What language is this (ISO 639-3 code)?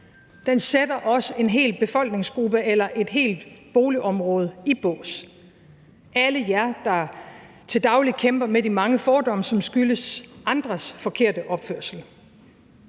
dan